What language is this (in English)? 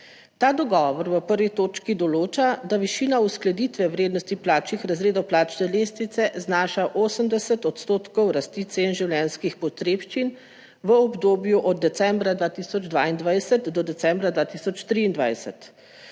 Slovenian